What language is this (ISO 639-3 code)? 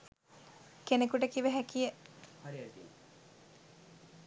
sin